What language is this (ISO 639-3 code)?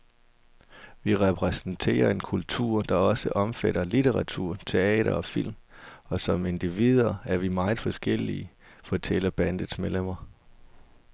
dan